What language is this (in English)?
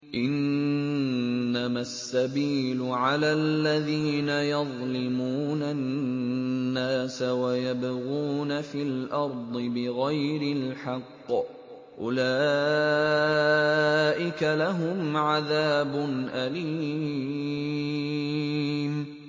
Arabic